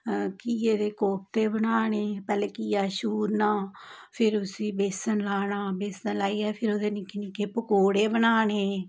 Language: Dogri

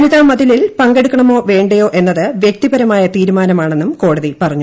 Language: Malayalam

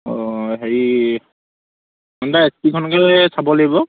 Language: Assamese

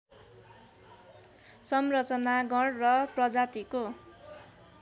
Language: Nepali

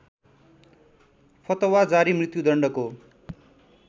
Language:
Nepali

